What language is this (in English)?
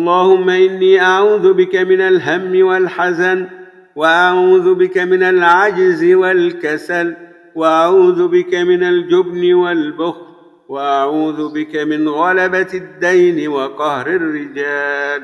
Arabic